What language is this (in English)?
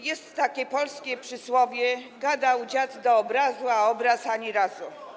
Polish